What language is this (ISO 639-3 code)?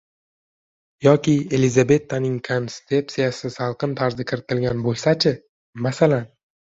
uzb